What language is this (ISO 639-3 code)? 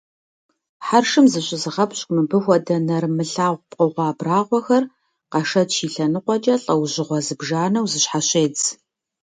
kbd